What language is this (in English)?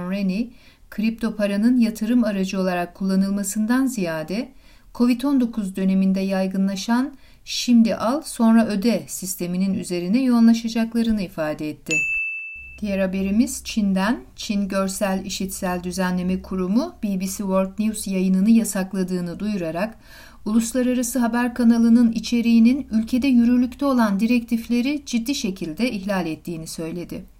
Turkish